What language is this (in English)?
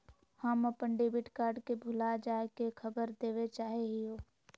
Magahi